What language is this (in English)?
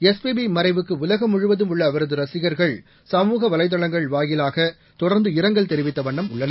Tamil